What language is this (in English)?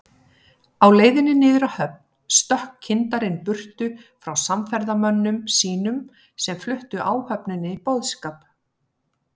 Icelandic